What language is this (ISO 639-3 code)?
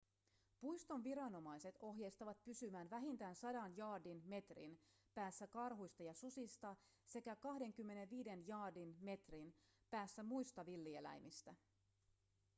fin